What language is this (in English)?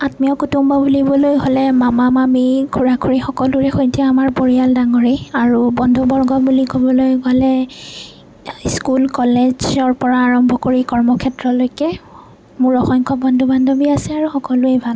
Assamese